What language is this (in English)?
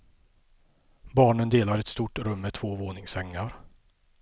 Swedish